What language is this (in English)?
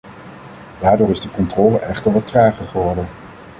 Dutch